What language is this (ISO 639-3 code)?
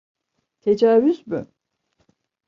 tur